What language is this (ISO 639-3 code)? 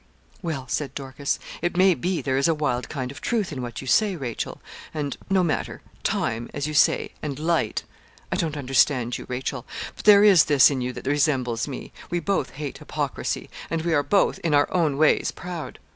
eng